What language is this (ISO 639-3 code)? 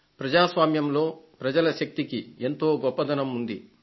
tel